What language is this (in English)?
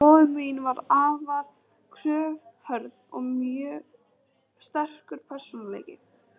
Icelandic